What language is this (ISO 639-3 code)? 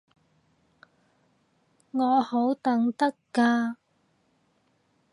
yue